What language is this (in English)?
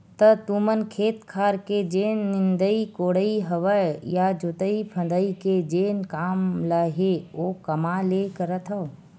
Chhattisgarhi